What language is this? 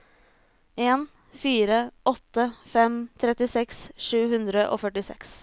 Norwegian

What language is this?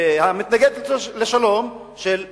Hebrew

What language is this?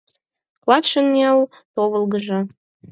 Mari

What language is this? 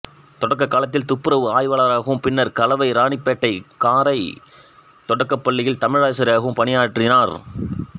Tamil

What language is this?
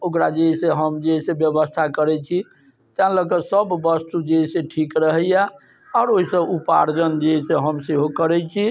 Maithili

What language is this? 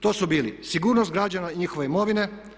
Croatian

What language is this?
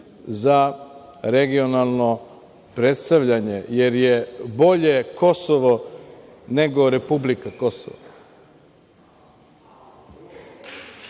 Serbian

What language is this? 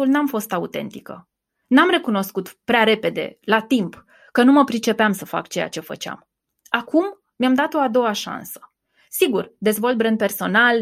Romanian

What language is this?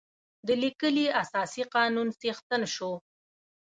Pashto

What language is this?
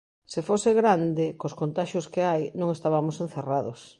Galician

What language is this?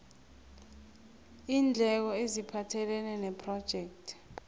South Ndebele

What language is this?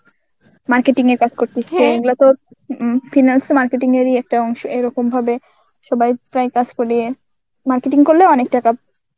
Bangla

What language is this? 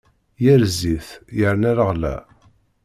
Kabyle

